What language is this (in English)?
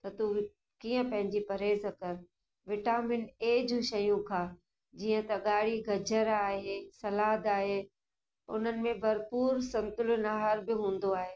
Sindhi